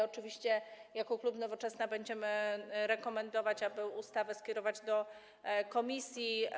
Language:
Polish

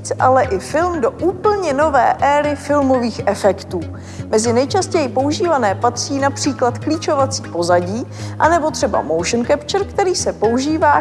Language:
Czech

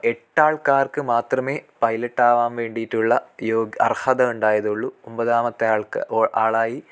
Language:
Malayalam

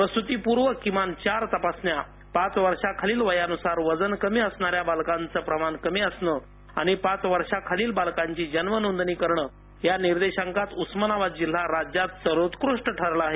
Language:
Marathi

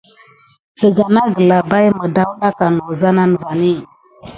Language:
Gidar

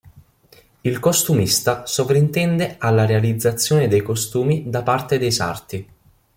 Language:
Italian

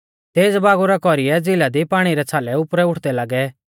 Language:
Mahasu Pahari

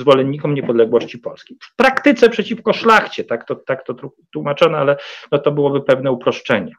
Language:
Polish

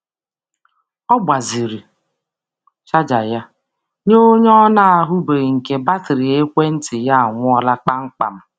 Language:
Igbo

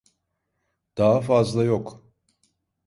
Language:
Turkish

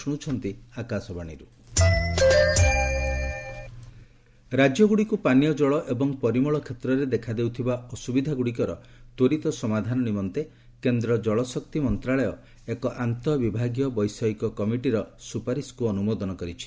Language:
Odia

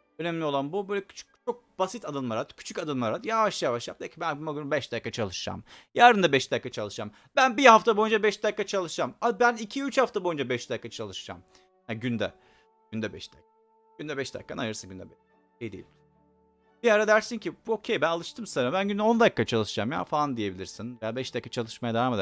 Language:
Turkish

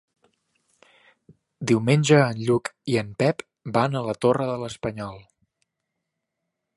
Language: Catalan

